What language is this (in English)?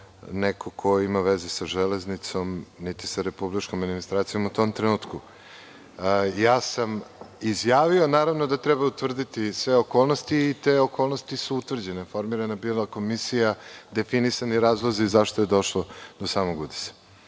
Serbian